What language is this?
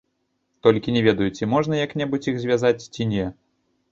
Belarusian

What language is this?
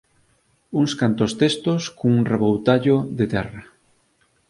Galician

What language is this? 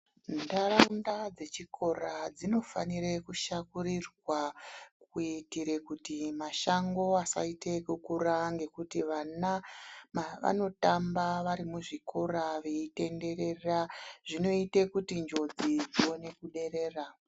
Ndau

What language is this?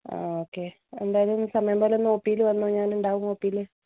Malayalam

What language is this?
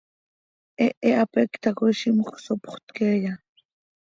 Seri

